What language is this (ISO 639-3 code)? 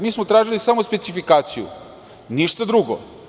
srp